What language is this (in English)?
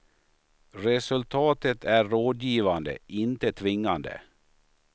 Swedish